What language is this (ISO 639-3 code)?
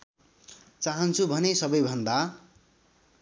nep